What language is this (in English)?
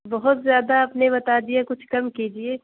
Urdu